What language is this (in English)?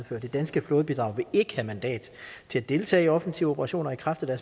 Danish